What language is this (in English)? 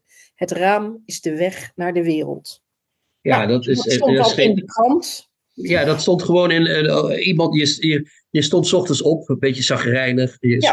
Dutch